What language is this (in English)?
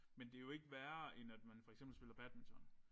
Danish